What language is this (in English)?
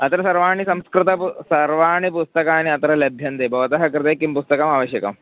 Sanskrit